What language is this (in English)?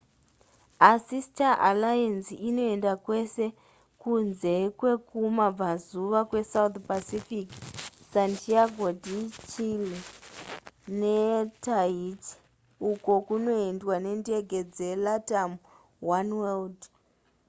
Shona